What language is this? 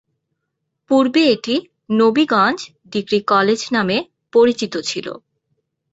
Bangla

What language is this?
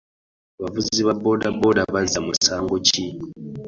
Ganda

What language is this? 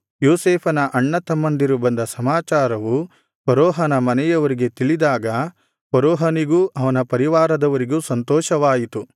Kannada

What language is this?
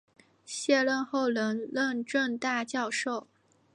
Chinese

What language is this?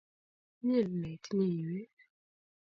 Kalenjin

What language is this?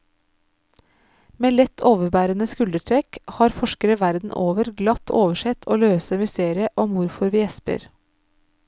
Norwegian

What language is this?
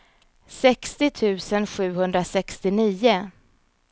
Swedish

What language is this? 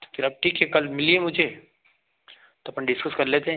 Hindi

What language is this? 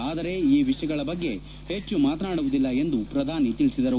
Kannada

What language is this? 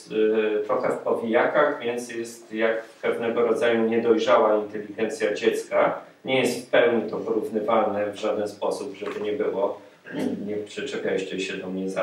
Polish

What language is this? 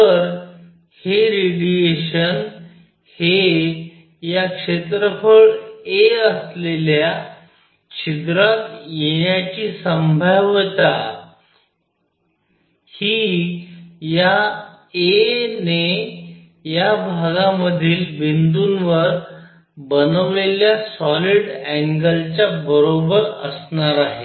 Marathi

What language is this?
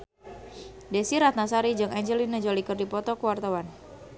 Sundanese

